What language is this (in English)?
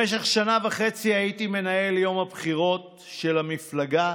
Hebrew